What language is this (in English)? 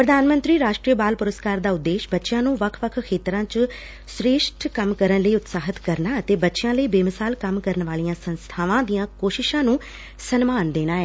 Punjabi